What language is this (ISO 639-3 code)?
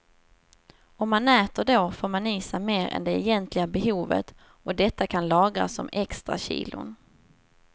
swe